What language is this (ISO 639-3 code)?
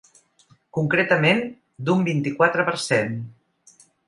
cat